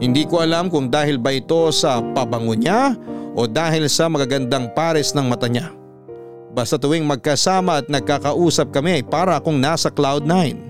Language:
Filipino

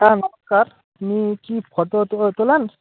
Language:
Bangla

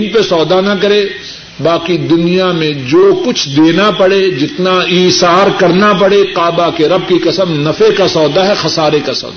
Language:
Urdu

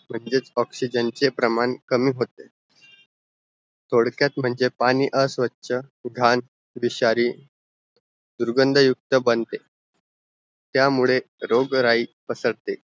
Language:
Marathi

